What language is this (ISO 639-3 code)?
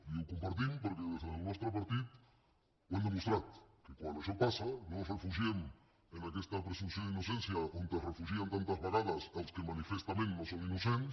cat